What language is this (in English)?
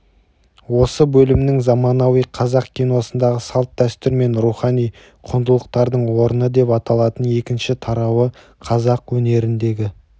Kazakh